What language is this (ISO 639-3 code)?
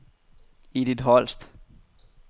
dan